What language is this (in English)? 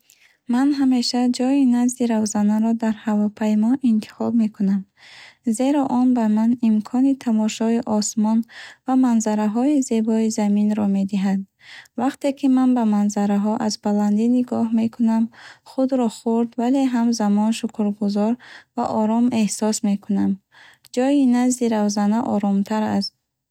Bukharic